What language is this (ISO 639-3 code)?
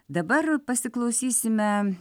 lit